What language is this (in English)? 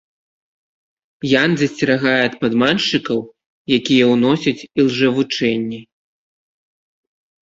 Belarusian